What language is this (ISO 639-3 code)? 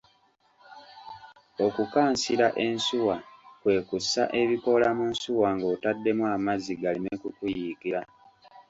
lug